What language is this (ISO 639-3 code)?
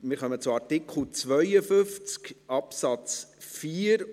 gsw